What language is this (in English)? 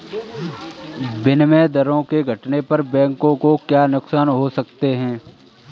Hindi